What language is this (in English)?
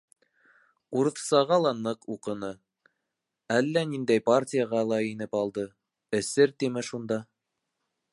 Bashkir